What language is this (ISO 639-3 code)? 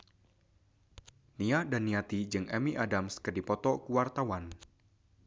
sun